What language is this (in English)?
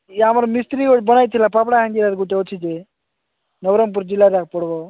Odia